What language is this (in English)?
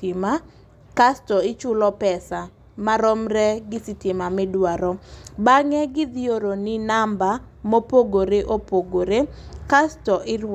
Luo (Kenya and Tanzania)